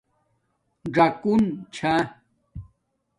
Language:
Domaaki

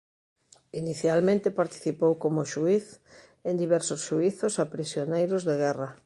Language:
Galician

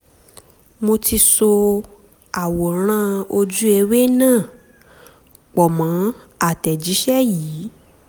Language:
Yoruba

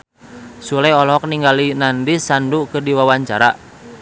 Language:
Sundanese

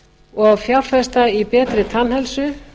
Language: Icelandic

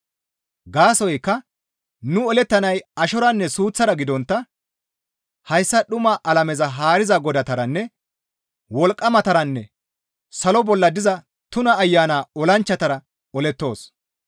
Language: Gamo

